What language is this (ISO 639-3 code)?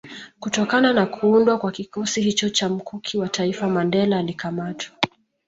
swa